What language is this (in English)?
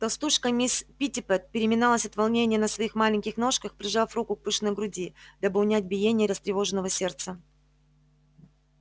Russian